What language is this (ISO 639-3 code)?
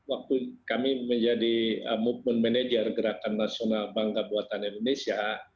ind